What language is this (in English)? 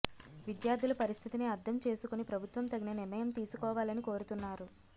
Telugu